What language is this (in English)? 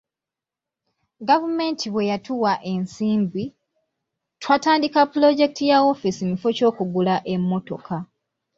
Ganda